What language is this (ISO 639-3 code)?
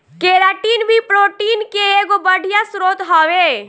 bho